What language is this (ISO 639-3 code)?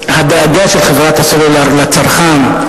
heb